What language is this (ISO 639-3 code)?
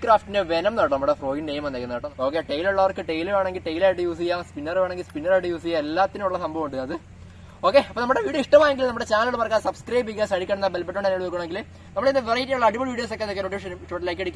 tha